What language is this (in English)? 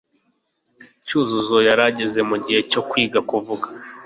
Kinyarwanda